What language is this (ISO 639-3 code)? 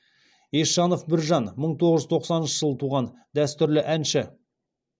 kaz